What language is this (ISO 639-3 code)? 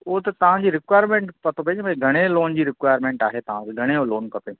snd